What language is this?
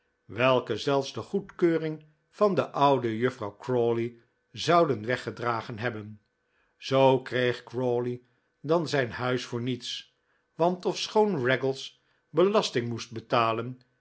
Dutch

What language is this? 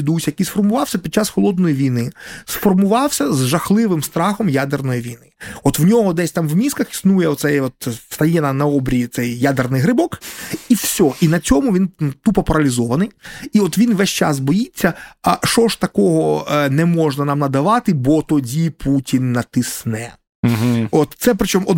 Ukrainian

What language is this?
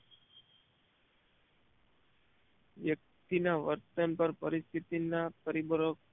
Gujarati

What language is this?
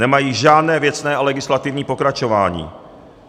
Czech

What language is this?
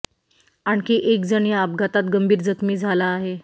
Marathi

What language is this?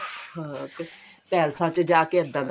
Punjabi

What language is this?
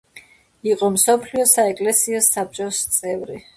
Georgian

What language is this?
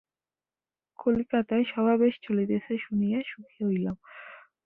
Bangla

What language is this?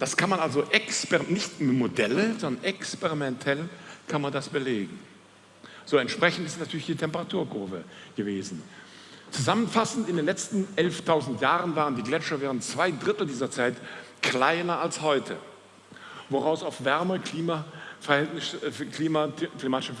German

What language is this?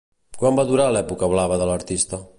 Catalan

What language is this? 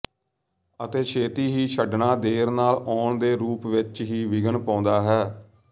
Punjabi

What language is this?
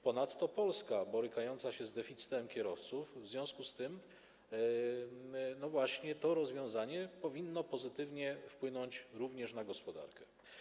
Polish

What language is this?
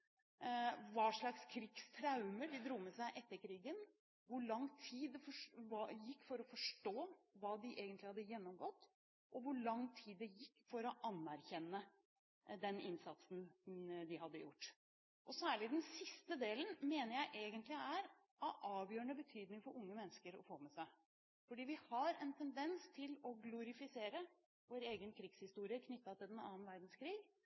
Norwegian Bokmål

